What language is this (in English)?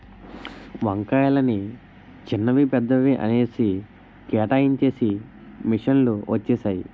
Telugu